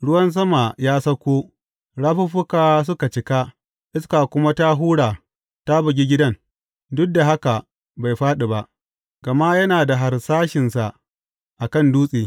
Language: Hausa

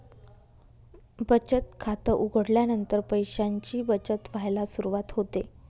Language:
Marathi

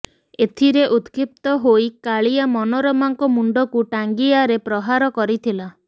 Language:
Odia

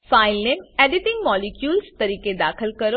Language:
Gujarati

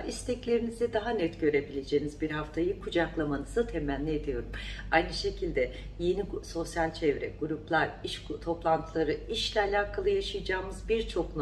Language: Turkish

